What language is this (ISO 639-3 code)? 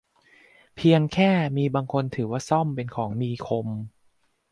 tha